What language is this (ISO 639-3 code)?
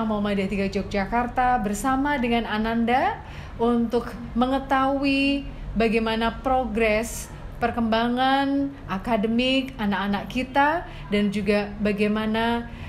ind